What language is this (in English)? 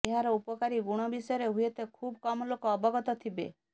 Odia